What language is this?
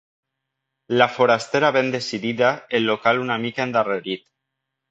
Catalan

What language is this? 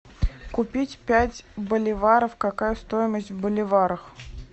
Russian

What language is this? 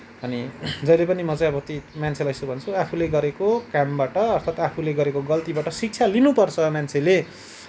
Nepali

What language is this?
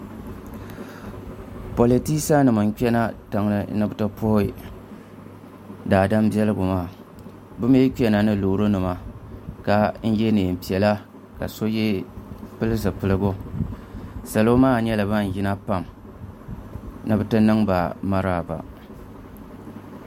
Dagbani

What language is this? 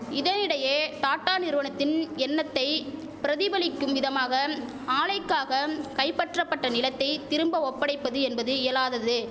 Tamil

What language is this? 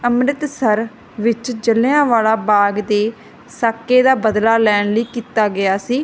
Punjabi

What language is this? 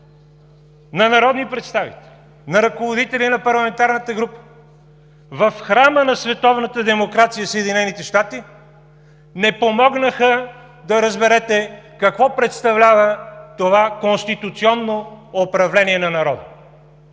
Bulgarian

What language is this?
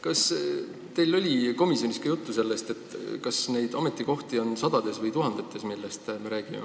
Estonian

